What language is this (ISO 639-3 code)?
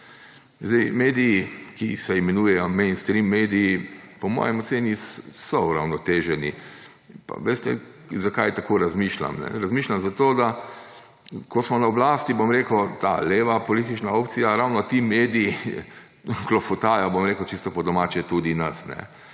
slv